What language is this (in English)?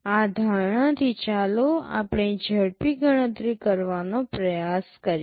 Gujarati